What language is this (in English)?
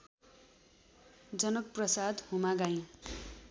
Nepali